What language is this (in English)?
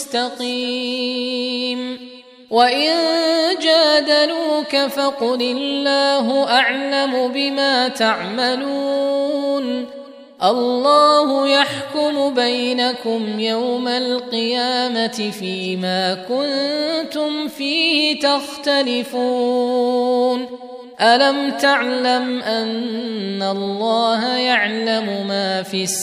Arabic